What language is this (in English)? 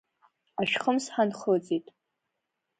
Abkhazian